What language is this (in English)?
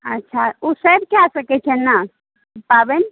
Maithili